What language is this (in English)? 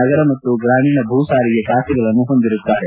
Kannada